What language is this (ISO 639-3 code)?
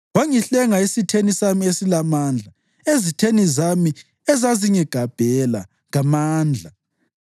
nde